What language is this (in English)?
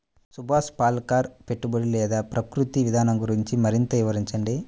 Telugu